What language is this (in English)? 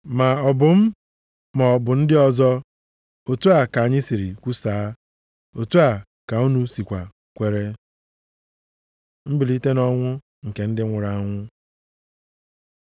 Igbo